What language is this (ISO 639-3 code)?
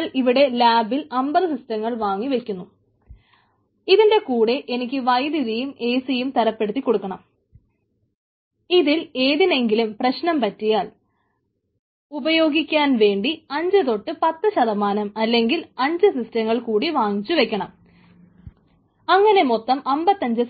mal